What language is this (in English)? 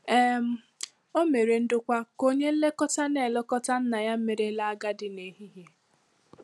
Igbo